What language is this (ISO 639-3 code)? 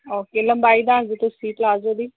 pan